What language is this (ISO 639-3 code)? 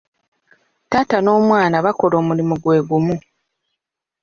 lug